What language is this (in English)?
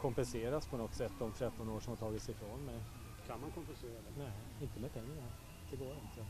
Swedish